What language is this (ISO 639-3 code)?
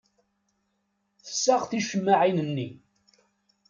kab